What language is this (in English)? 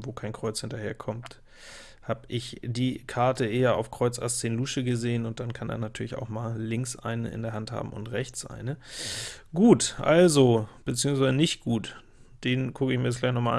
German